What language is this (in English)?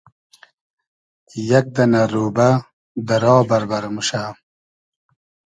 Hazaragi